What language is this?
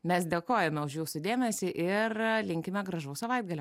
Lithuanian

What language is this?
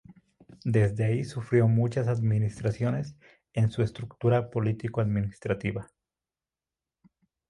Spanish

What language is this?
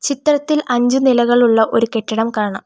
Malayalam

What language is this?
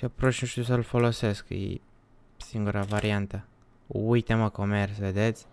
Romanian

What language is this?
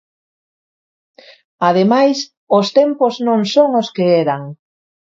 Galician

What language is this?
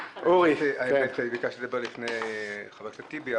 Hebrew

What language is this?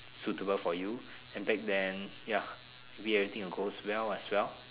English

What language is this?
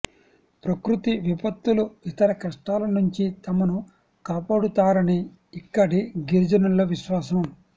Telugu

